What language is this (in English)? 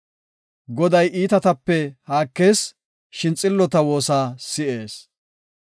Gofa